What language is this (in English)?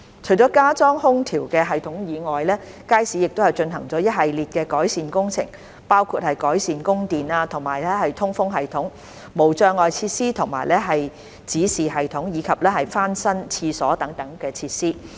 Cantonese